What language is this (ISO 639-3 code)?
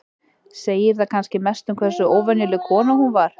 isl